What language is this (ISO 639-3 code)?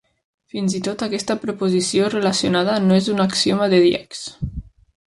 cat